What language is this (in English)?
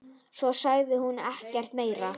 Icelandic